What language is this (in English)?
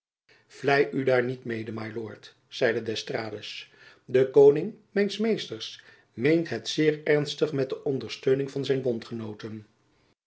Dutch